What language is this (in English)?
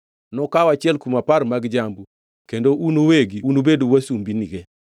Luo (Kenya and Tanzania)